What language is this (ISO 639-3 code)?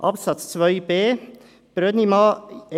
gsw